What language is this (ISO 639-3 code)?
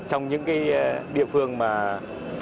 vie